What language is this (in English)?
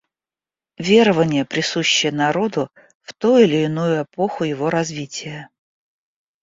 Russian